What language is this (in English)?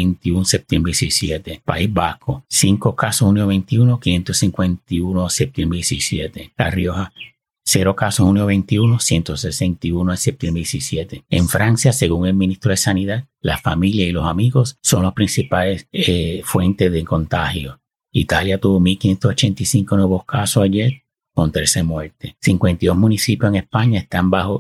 Spanish